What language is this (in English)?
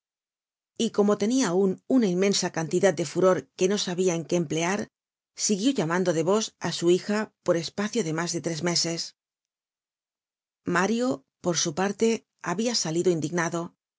Spanish